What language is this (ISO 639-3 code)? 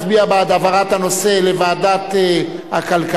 heb